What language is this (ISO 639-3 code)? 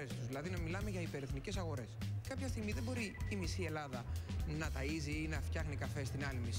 ell